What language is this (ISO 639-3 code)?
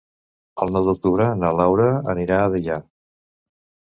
cat